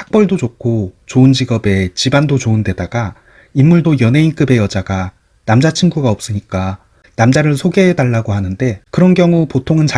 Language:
Korean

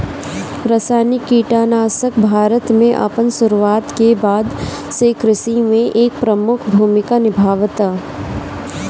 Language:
Bhojpuri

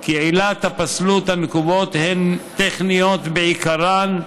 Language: Hebrew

